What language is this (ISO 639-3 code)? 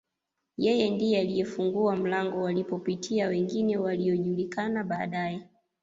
swa